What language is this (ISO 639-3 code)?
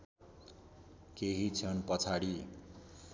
nep